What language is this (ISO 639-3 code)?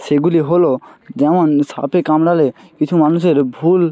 ben